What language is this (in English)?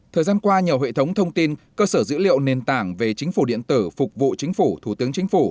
Vietnamese